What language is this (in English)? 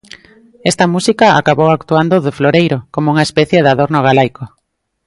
Galician